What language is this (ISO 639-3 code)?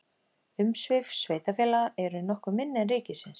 isl